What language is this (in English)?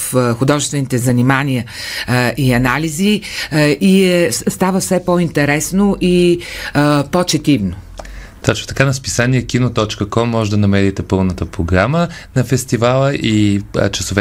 Bulgarian